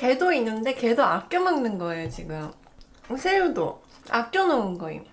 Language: Korean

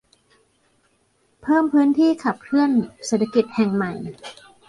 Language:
Thai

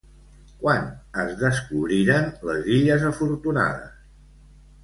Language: Catalan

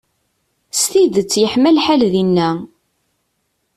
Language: Kabyle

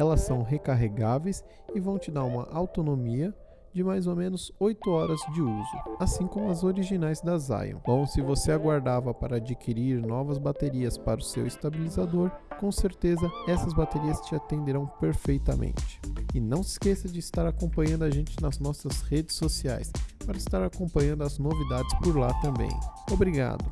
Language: Portuguese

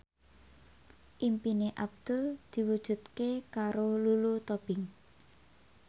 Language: Javanese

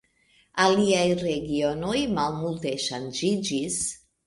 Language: Esperanto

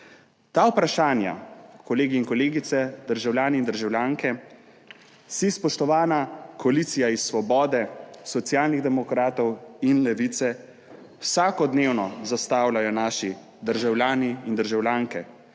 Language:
Slovenian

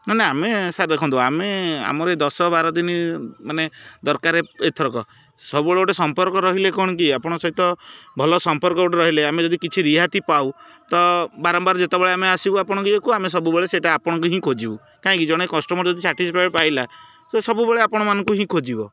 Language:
Odia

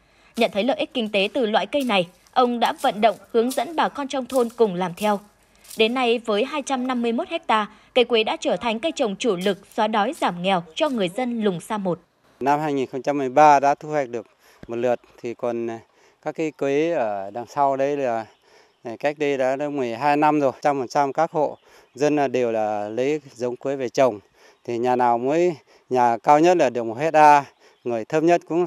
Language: Vietnamese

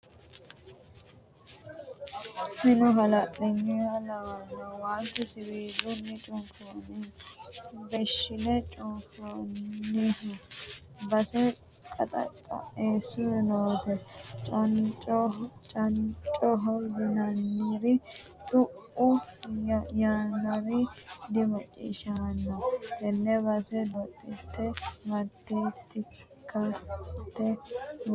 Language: Sidamo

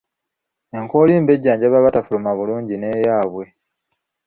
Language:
Ganda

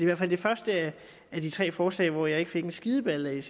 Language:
Danish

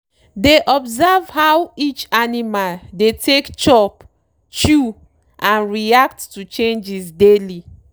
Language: Nigerian Pidgin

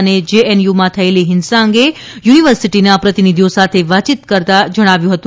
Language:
Gujarati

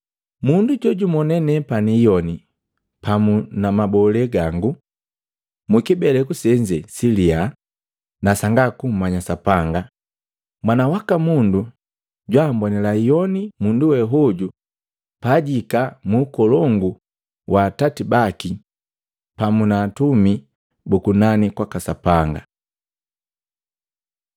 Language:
Matengo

